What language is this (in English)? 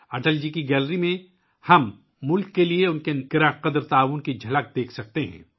Urdu